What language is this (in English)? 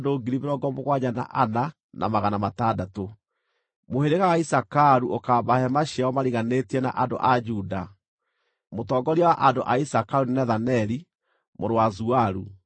Kikuyu